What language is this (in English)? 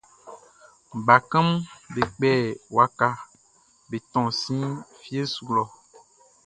Baoulé